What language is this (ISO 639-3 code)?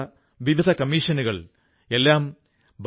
mal